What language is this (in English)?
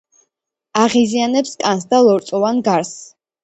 Georgian